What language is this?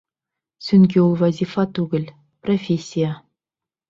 Bashkir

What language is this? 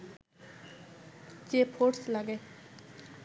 Bangla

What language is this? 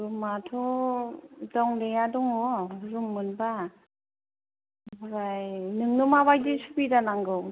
Bodo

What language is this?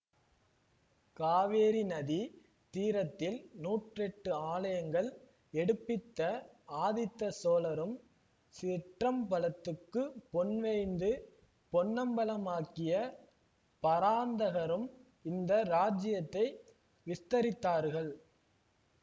Tamil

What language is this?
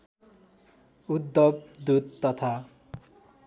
Nepali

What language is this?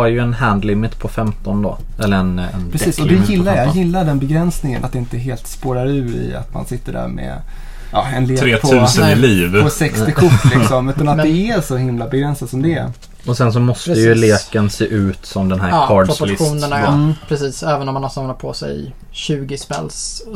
Swedish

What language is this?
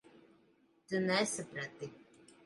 Latvian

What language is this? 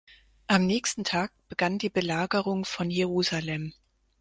German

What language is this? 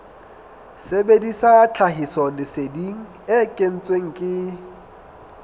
Southern Sotho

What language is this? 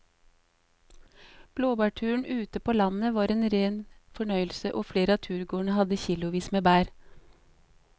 Norwegian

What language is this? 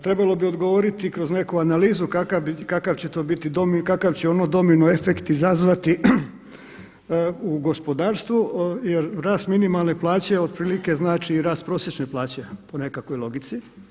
Croatian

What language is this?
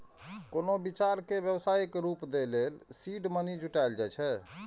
Maithili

